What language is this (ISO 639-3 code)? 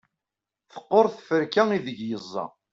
kab